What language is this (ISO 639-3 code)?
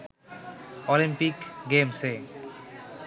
ben